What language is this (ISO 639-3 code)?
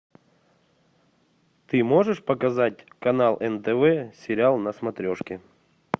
rus